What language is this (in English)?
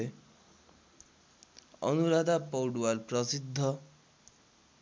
Nepali